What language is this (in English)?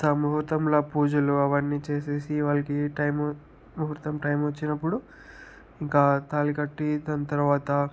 Telugu